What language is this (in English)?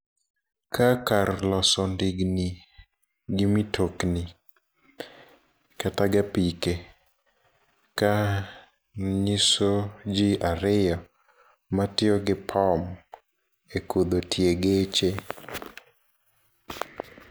Luo (Kenya and Tanzania)